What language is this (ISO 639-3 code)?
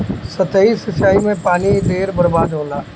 bho